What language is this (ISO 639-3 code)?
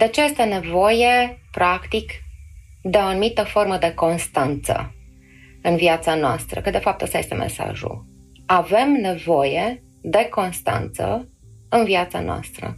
ron